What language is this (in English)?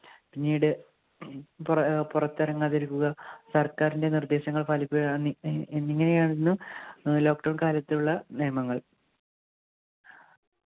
Malayalam